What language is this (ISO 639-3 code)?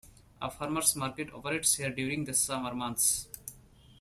eng